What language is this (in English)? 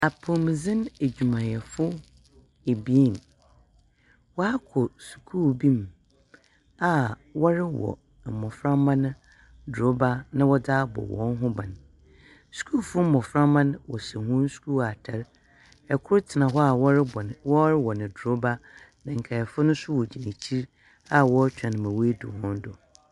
Akan